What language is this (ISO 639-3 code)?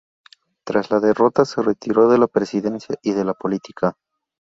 spa